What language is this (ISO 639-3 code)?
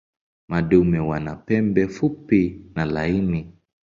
swa